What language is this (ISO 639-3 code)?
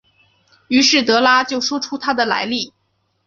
zho